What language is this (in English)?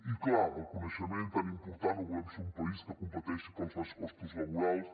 Catalan